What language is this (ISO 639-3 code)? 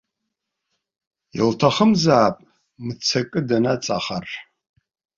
abk